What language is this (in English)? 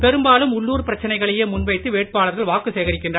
Tamil